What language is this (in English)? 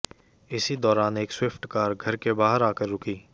Hindi